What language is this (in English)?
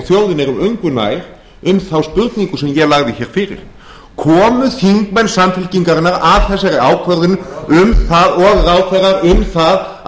Icelandic